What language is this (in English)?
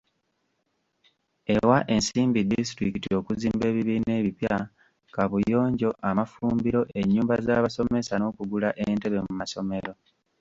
Ganda